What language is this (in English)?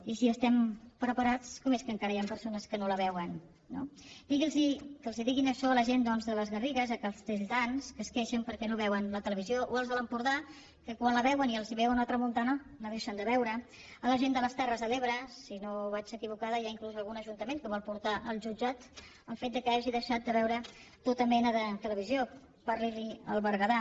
Catalan